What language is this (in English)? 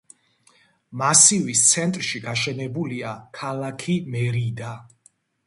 Georgian